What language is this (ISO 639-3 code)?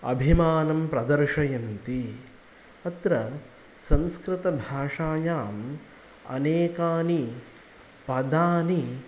san